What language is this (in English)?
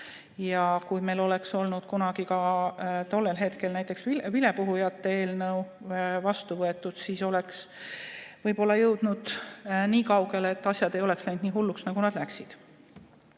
Estonian